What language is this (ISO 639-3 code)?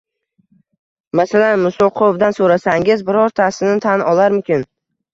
uzb